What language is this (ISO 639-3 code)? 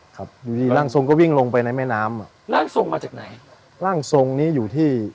tha